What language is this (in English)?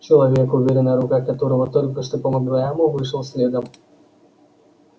Russian